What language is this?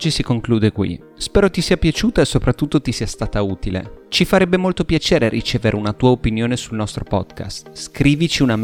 Italian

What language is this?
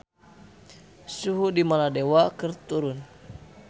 Sundanese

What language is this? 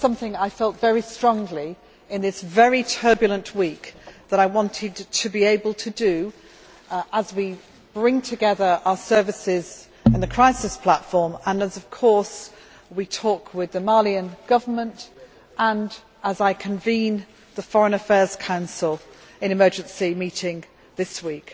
English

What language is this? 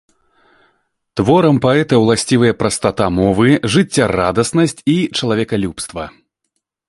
Belarusian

